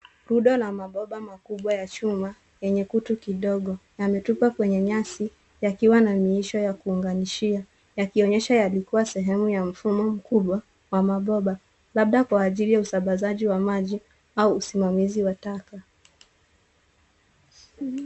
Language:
Swahili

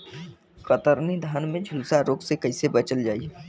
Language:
Bhojpuri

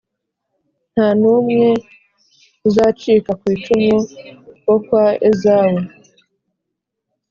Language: Kinyarwanda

